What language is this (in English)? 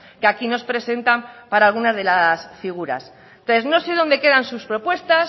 Spanish